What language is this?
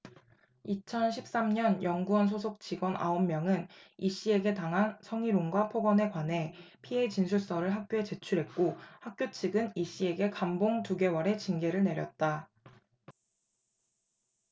Korean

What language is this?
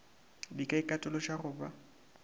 Northern Sotho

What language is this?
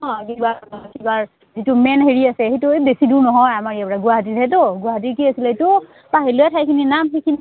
Assamese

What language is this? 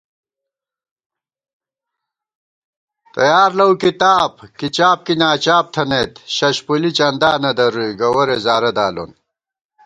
Gawar-Bati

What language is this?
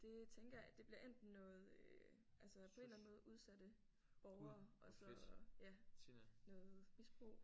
Danish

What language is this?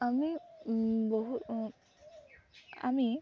Assamese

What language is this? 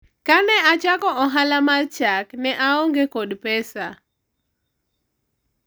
Luo (Kenya and Tanzania)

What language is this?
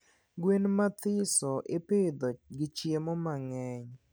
Luo (Kenya and Tanzania)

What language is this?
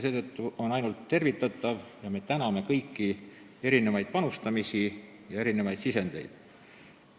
Estonian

